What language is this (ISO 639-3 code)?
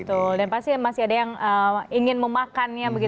ind